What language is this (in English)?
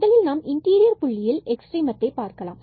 Tamil